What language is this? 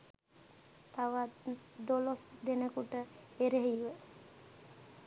Sinhala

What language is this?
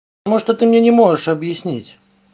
Russian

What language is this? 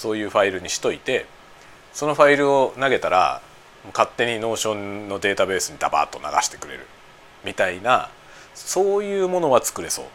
Japanese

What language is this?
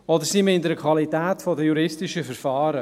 Swiss German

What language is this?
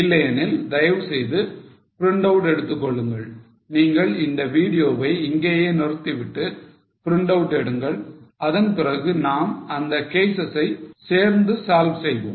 Tamil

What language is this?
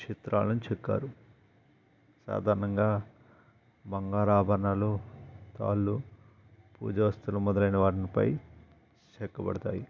Telugu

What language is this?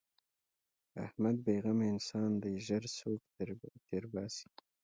Pashto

